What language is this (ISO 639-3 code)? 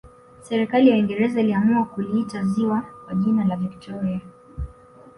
swa